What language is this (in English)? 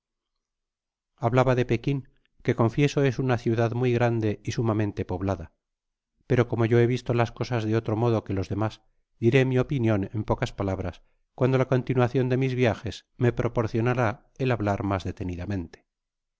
Spanish